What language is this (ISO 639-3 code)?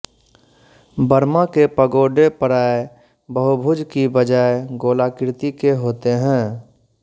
hin